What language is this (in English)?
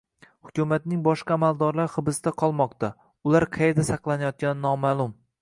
Uzbek